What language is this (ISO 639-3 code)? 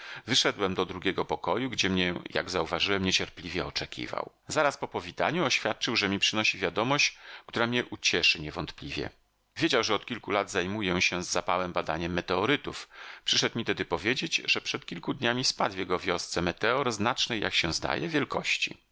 pol